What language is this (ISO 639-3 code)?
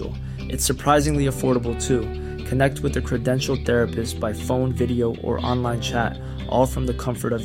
urd